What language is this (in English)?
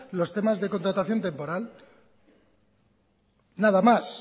Spanish